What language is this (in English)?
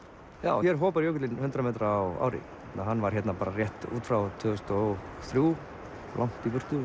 Icelandic